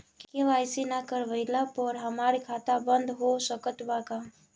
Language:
Bhojpuri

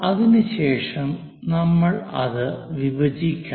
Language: Malayalam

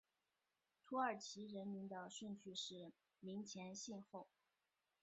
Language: Chinese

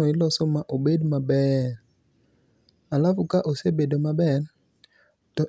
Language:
Luo (Kenya and Tanzania)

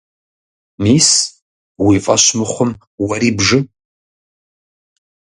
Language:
Kabardian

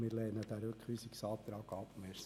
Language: Swiss German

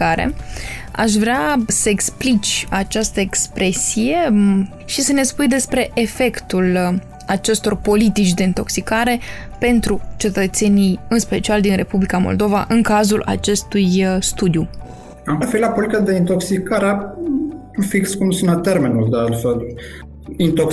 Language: Romanian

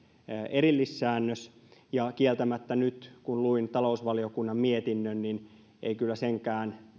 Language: Finnish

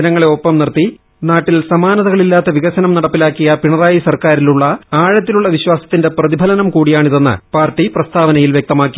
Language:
Malayalam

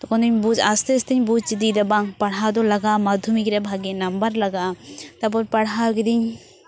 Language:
Santali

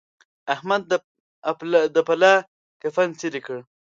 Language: Pashto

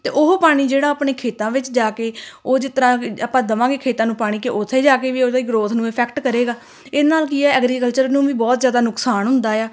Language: Punjabi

